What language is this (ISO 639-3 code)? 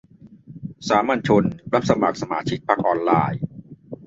tha